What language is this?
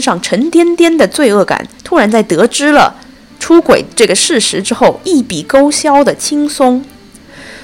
Chinese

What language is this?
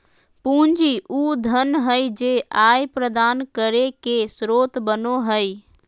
Magahi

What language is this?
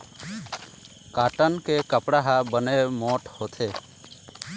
Chhattisgarhi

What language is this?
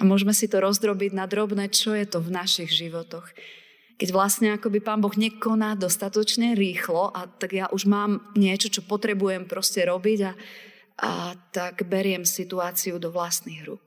Slovak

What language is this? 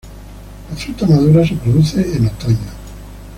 Spanish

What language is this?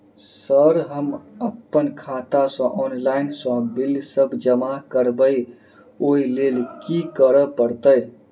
Maithili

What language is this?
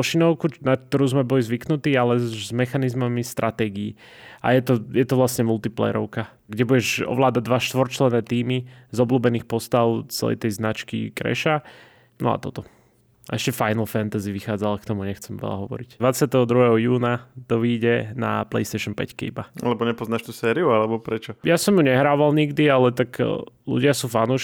Slovak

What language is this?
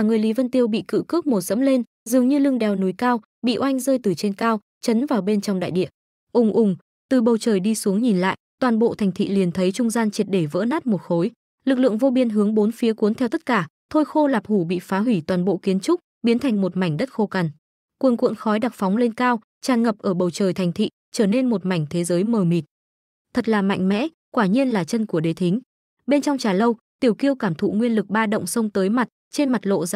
Vietnamese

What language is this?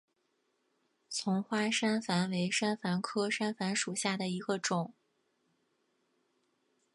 Chinese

